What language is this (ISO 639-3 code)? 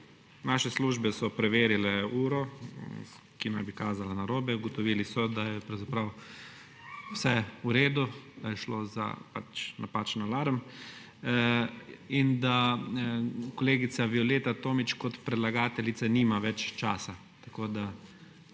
slv